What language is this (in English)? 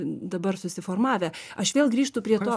Lithuanian